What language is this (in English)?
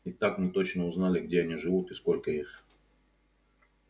Russian